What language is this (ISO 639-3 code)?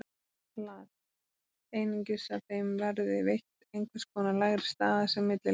isl